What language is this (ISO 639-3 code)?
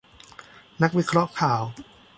tha